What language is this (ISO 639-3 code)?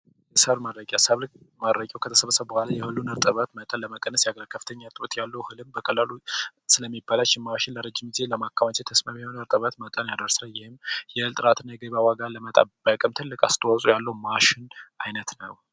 amh